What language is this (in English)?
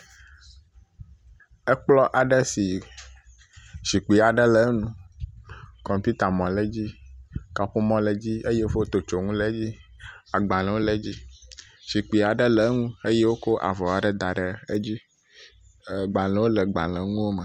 Ewe